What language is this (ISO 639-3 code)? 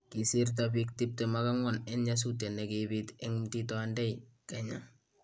kln